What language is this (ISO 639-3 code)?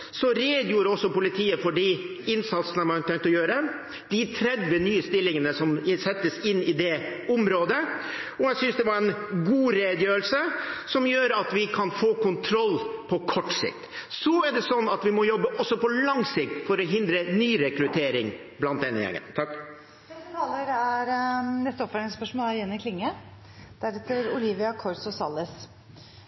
nor